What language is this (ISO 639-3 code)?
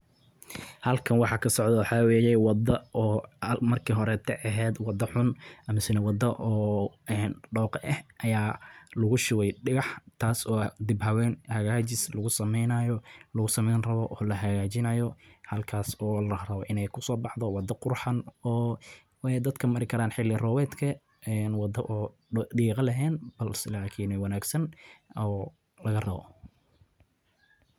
som